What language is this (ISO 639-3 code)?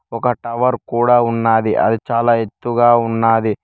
tel